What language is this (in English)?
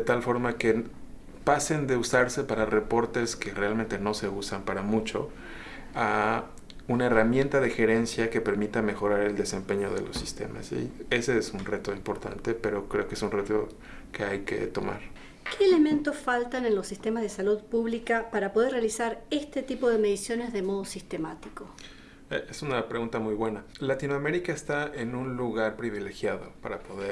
Spanish